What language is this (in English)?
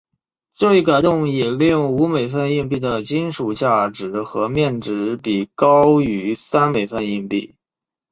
Chinese